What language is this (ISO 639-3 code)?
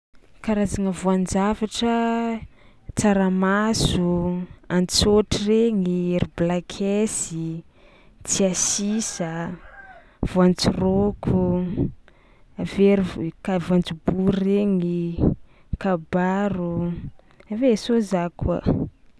xmw